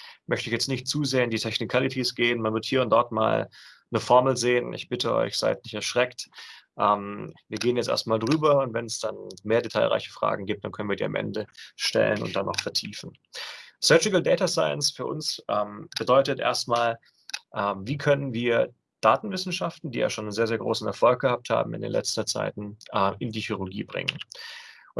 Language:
German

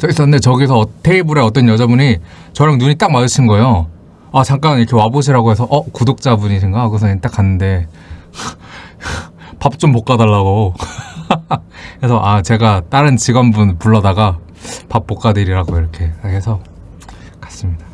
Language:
Korean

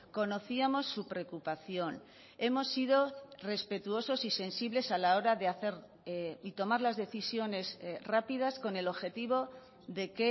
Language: Spanish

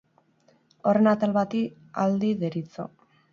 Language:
Basque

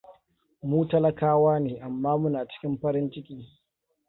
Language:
Hausa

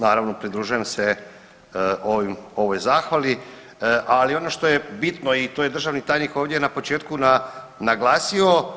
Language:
Croatian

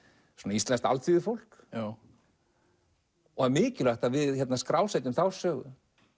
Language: Icelandic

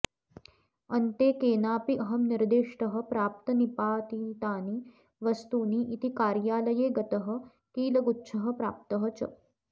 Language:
Sanskrit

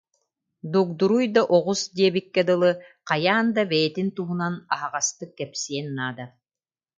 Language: Yakut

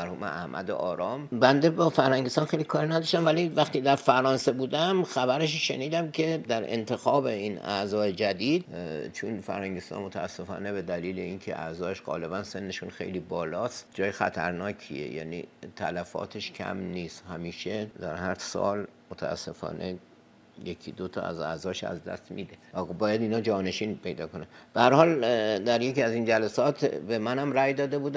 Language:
Persian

